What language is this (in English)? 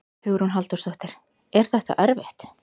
Icelandic